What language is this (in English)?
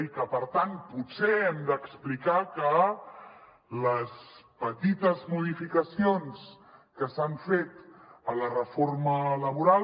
Catalan